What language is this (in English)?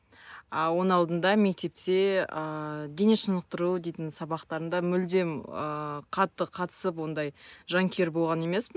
Kazakh